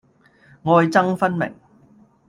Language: Cantonese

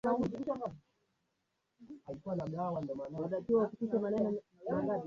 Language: Swahili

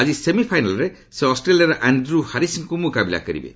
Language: Odia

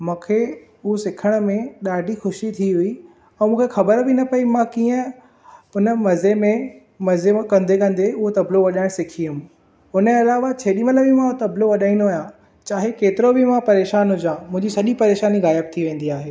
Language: Sindhi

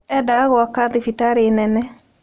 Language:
Kikuyu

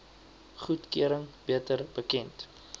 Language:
Afrikaans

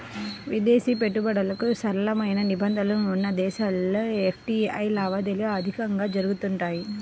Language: Telugu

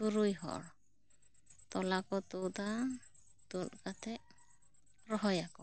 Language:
Santali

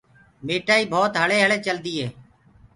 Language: Gurgula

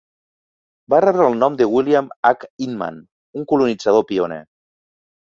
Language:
Catalan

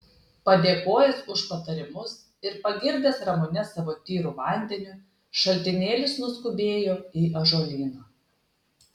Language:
Lithuanian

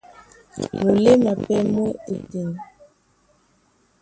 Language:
Duala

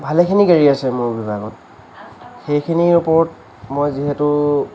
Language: Assamese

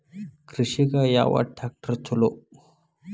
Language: Kannada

